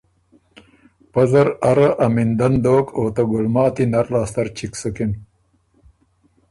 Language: Ormuri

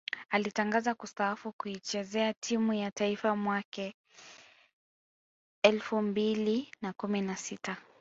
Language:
Swahili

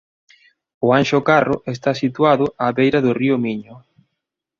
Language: Galician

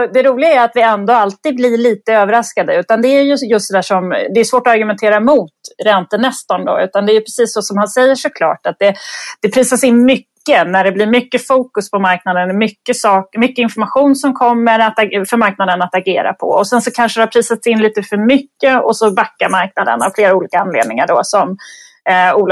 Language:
Swedish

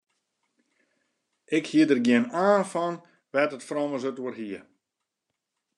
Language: Western Frisian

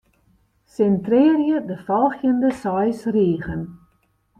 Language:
Western Frisian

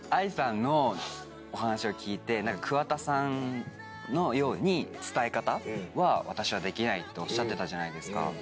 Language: Japanese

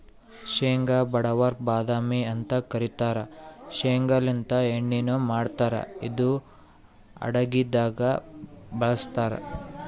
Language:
Kannada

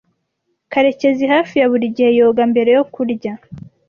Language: Kinyarwanda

